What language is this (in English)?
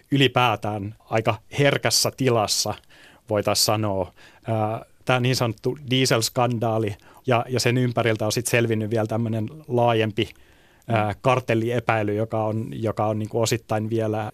Finnish